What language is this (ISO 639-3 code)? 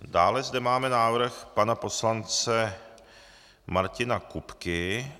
ces